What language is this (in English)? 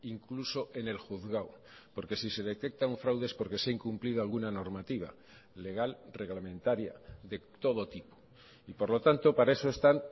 Spanish